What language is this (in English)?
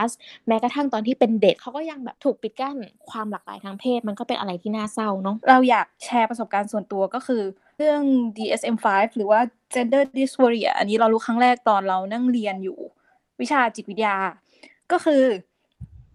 Thai